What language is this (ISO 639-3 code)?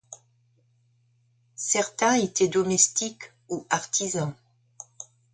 fra